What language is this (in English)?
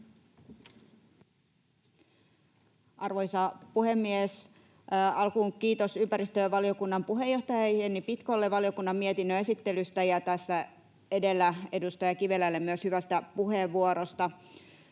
Finnish